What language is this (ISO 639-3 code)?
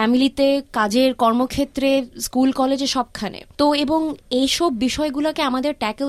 ben